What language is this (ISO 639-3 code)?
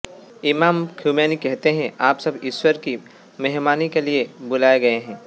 hin